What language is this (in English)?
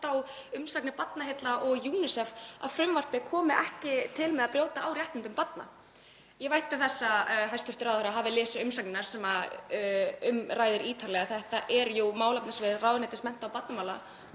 Icelandic